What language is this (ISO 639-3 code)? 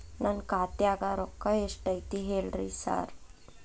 kan